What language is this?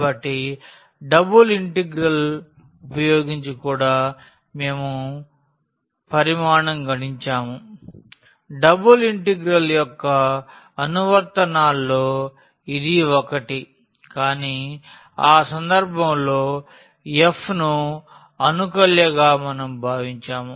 Telugu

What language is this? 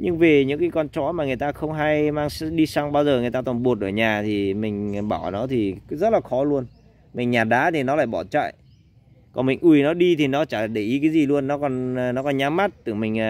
Vietnamese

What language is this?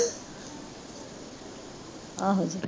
Punjabi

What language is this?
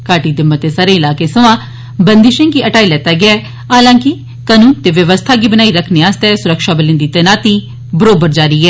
Dogri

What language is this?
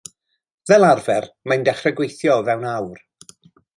Welsh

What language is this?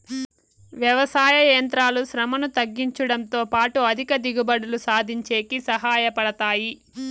Telugu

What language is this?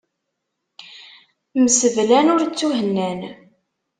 Kabyle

